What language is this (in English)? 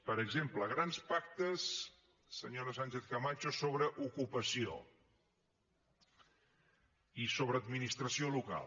Catalan